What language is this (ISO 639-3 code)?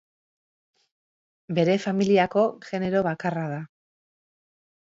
eus